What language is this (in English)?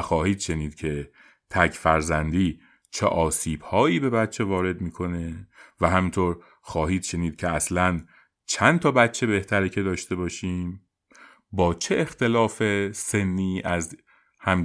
Persian